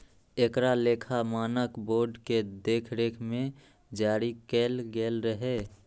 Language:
Maithili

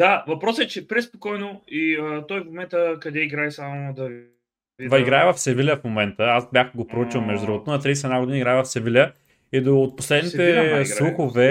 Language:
Bulgarian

